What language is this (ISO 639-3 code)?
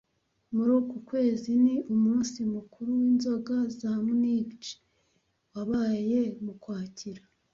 kin